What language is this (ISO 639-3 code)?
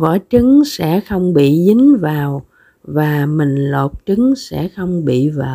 vie